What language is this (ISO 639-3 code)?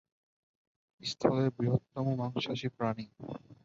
ben